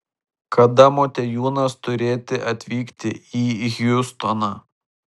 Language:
Lithuanian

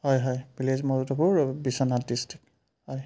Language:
Assamese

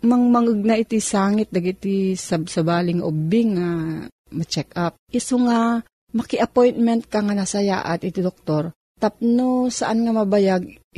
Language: Filipino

